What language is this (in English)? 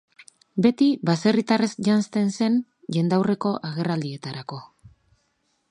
Basque